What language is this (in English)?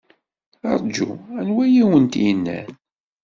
Kabyle